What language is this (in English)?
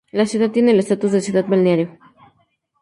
Spanish